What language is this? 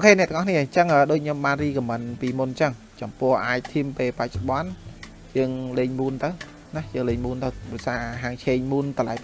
Vietnamese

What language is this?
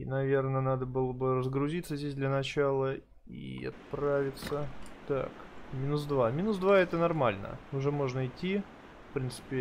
Russian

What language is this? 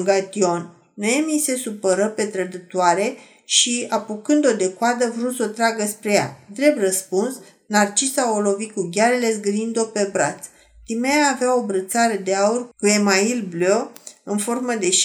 Romanian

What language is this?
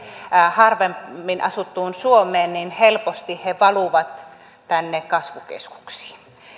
Finnish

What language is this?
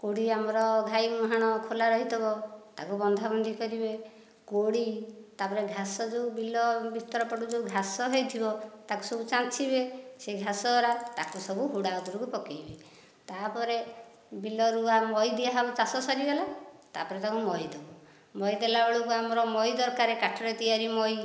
Odia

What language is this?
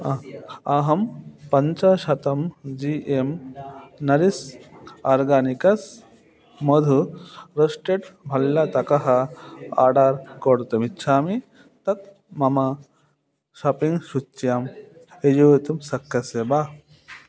Sanskrit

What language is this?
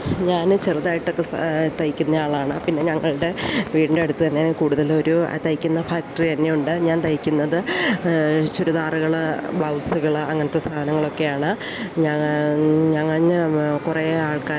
Malayalam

